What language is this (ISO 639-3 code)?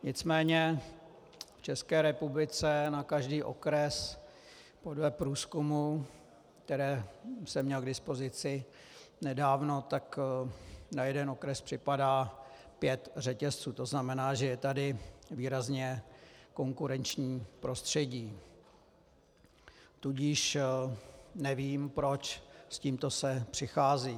ces